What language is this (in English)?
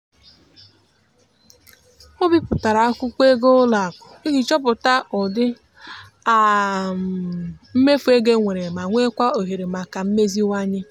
Igbo